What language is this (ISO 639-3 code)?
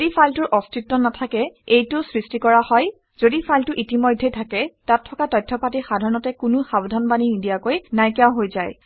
asm